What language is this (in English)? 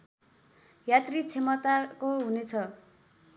Nepali